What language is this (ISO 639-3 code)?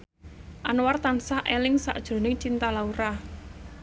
jav